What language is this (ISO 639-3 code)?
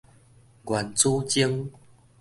nan